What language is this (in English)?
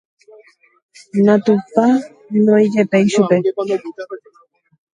Guarani